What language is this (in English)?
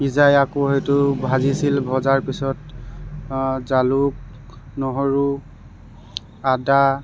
Assamese